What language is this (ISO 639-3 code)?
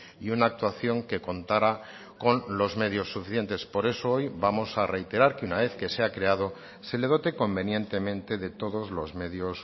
spa